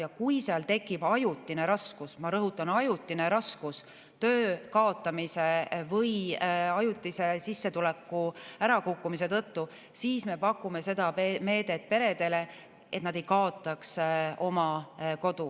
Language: Estonian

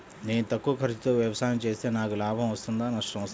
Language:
Telugu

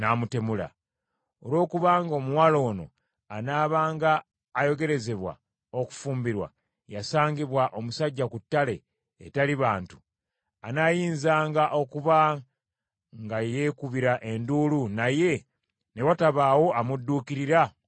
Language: Ganda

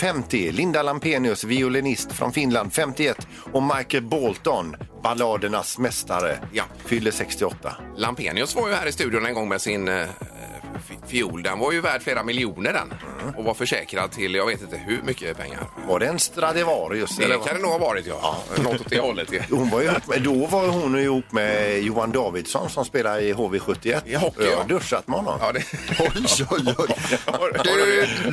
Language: Swedish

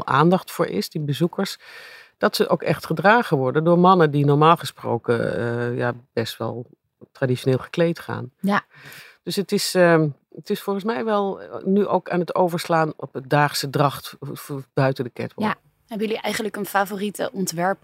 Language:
Dutch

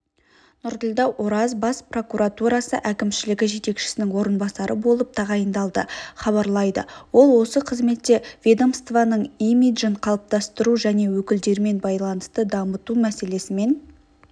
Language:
Kazakh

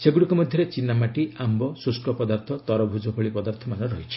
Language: Odia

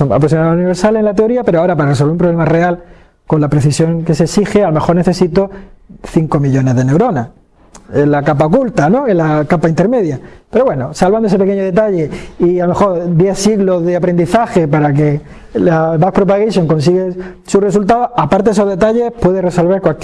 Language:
Spanish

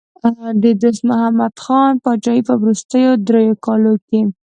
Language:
Pashto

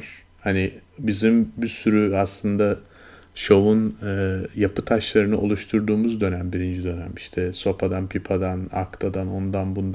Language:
Turkish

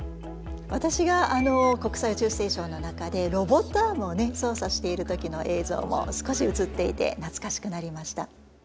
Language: Japanese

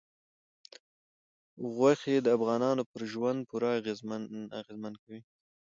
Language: Pashto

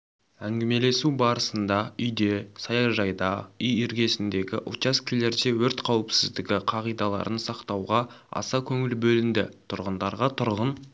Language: Kazakh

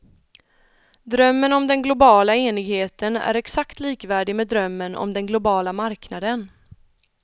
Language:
Swedish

